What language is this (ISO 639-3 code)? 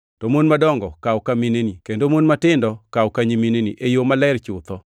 luo